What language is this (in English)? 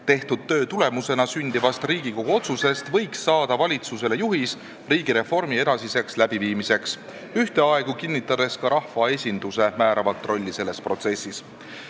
Estonian